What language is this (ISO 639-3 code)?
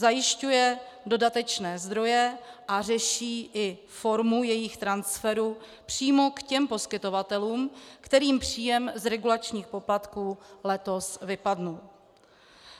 ces